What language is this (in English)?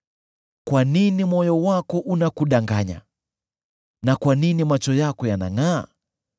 Swahili